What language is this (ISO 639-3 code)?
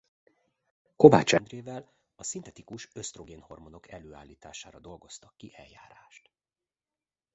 hun